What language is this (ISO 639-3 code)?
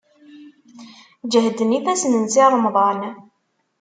kab